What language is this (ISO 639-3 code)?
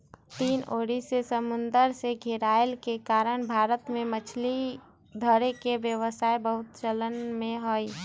mag